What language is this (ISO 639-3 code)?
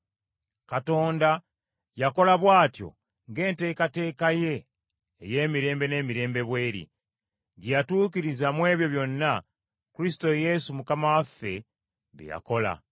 lug